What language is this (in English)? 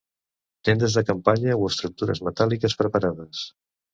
Catalan